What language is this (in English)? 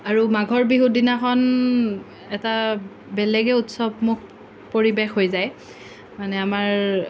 Assamese